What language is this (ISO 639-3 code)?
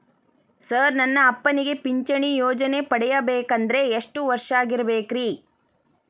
kan